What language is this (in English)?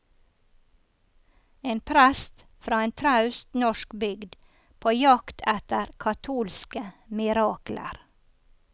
Norwegian